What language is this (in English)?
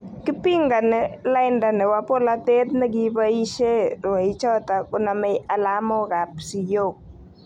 Kalenjin